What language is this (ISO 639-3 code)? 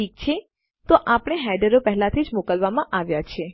guj